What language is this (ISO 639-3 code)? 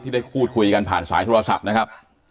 tha